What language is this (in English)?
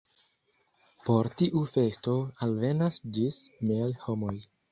Esperanto